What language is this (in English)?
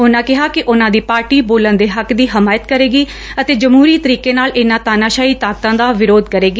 Punjabi